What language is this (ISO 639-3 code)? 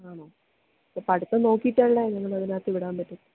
mal